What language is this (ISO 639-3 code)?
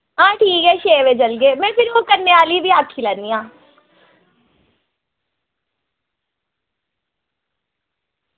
doi